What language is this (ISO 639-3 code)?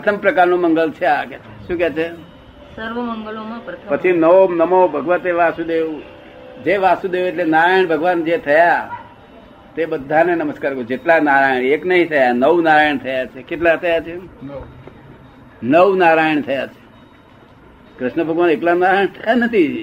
guj